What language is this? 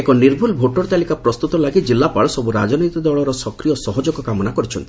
Odia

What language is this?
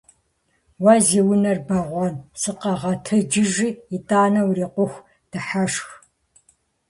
Kabardian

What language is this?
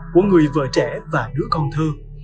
Vietnamese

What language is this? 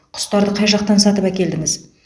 Kazakh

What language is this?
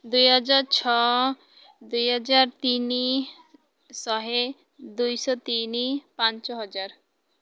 Odia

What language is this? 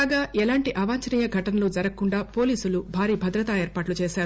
Telugu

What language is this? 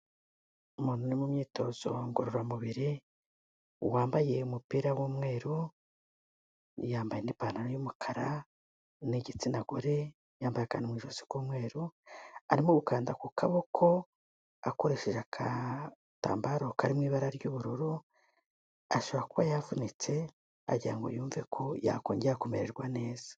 Kinyarwanda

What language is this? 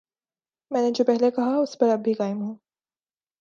Urdu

